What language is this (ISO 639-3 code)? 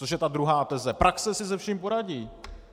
ces